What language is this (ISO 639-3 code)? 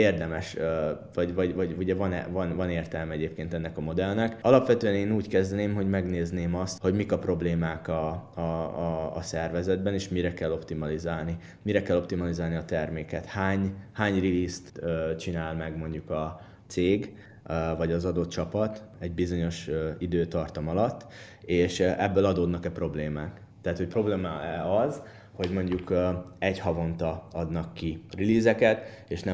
hun